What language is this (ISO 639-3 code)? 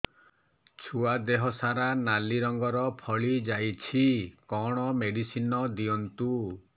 ori